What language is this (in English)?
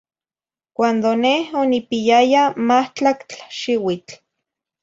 Zacatlán-Ahuacatlán-Tepetzintla Nahuatl